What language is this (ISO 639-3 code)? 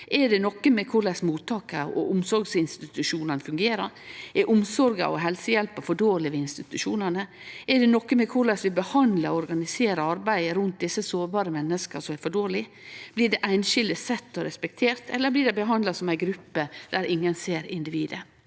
nor